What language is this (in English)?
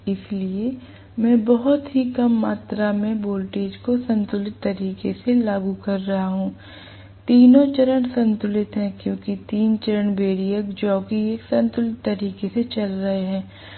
Hindi